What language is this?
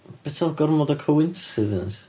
Welsh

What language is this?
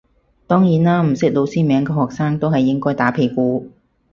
Cantonese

